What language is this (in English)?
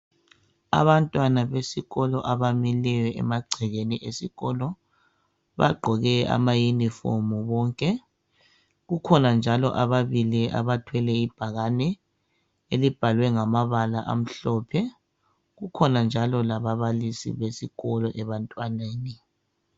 North Ndebele